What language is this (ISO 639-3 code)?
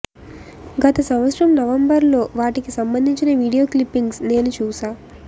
tel